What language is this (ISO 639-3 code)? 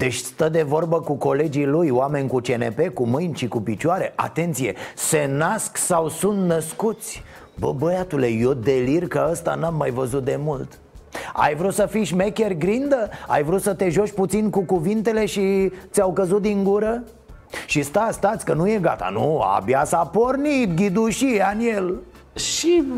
ron